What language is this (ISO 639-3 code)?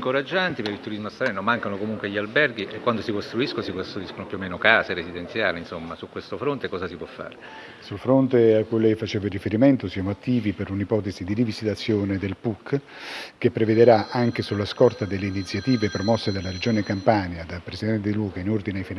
ita